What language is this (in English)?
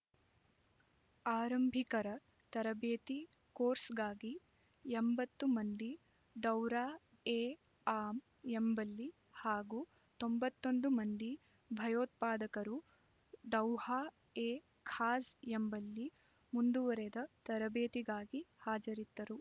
Kannada